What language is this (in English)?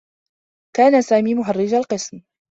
Arabic